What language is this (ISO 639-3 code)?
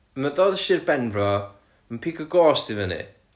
cym